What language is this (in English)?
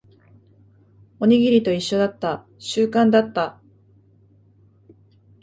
Japanese